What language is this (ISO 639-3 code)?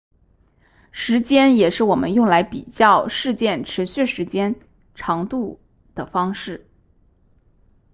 zho